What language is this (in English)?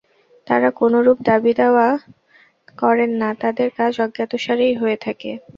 Bangla